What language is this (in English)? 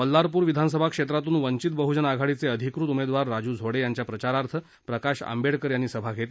Marathi